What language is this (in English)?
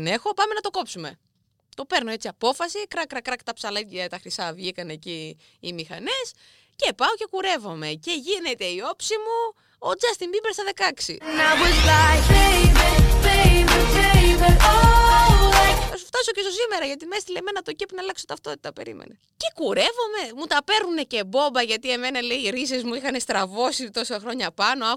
Greek